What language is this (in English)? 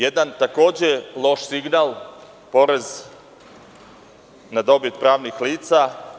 Serbian